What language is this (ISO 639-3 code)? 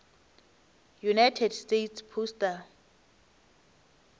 nso